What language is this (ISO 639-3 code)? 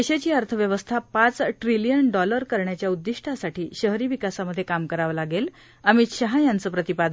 mar